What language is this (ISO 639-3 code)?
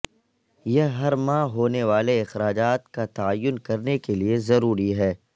urd